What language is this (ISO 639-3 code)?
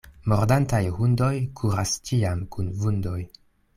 epo